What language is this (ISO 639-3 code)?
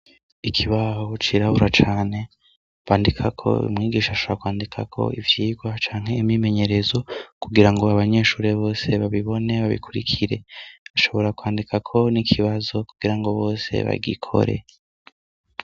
run